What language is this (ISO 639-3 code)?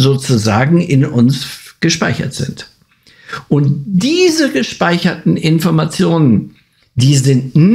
deu